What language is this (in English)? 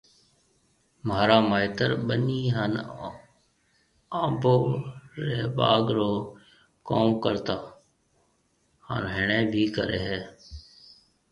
Marwari (Pakistan)